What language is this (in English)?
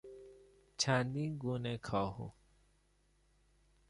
Persian